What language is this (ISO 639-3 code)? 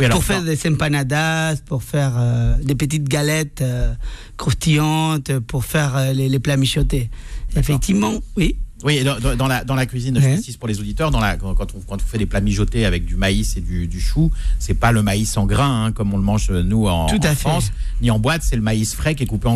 fra